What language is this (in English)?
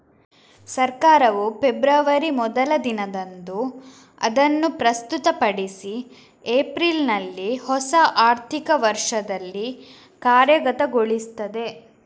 Kannada